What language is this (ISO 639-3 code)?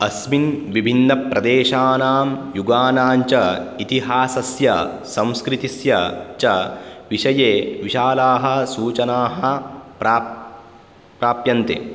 san